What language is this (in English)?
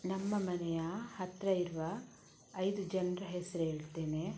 Kannada